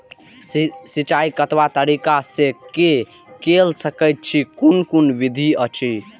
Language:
Maithili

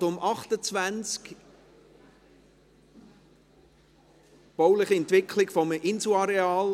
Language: Swiss German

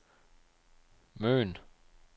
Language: Danish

